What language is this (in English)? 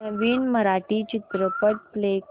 Marathi